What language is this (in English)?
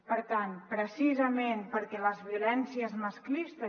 Catalan